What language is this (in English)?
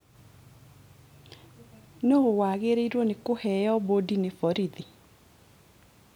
Kikuyu